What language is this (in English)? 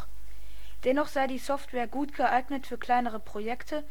German